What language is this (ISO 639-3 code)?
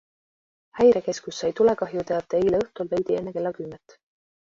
est